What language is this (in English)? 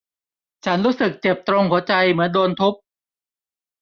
Thai